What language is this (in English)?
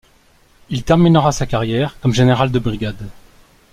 French